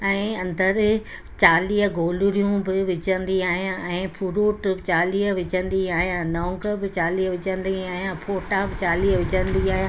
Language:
Sindhi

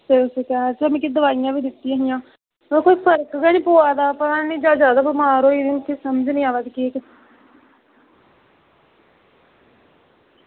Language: Dogri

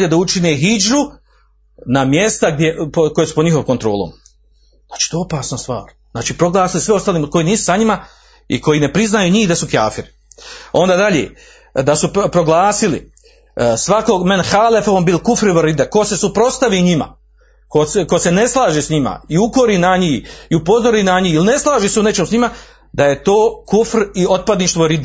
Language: Croatian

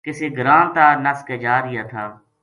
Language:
Gujari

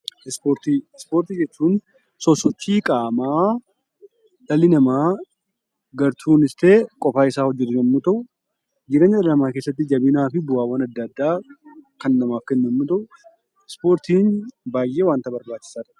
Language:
Oromo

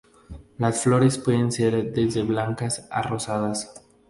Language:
Spanish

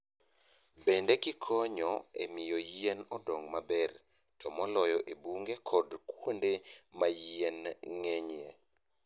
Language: Luo (Kenya and Tanzania)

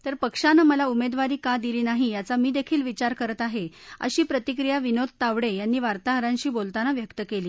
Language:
Marathi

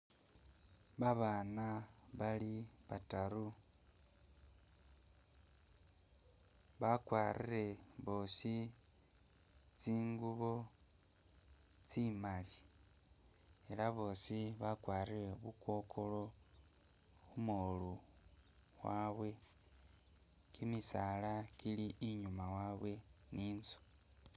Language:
Masaaba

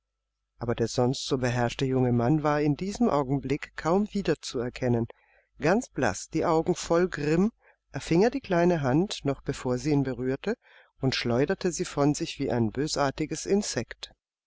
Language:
German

